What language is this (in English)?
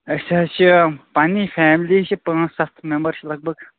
Kashmiri